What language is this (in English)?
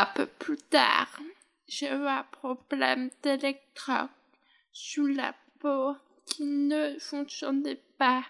French